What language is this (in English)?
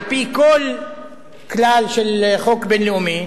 Hebrew